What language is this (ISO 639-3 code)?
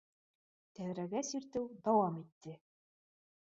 bak